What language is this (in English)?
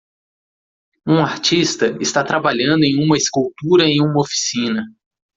Portuguese